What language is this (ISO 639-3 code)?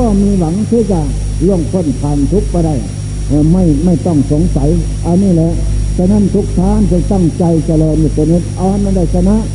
tha